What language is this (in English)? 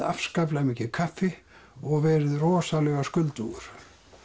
Icelandic